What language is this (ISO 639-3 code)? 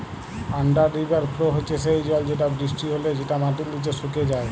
ben